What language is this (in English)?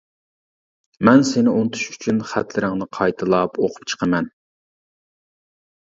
Uyghur